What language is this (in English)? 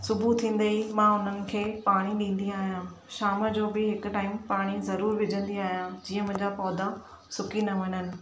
Sindhi